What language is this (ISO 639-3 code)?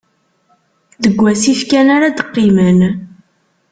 kab